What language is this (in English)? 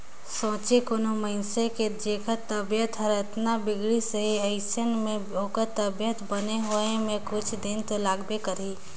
Chhattisgarhi